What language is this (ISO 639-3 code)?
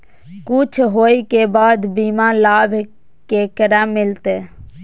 mai